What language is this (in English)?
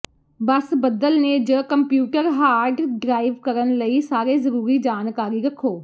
Punjabi